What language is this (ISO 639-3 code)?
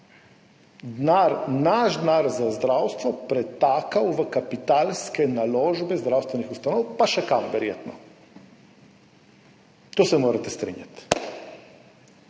slv